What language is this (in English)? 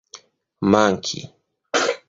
Esperanto